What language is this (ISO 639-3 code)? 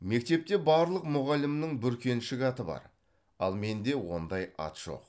kaz